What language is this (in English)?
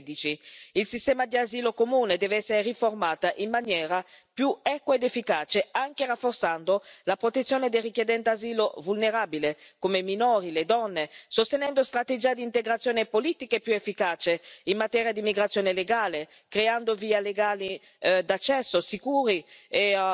Italian